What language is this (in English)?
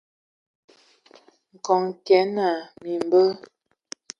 Ewondo